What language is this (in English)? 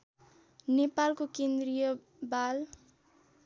Nepali